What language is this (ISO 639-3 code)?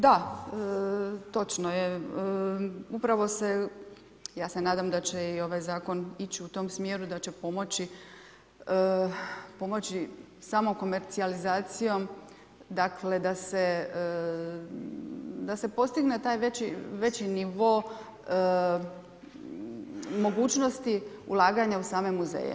hrv